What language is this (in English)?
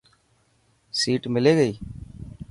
Dhatki